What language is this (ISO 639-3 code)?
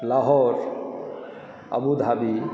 mai